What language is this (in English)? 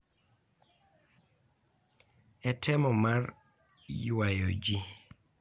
Luo (Kenya and Tanzania)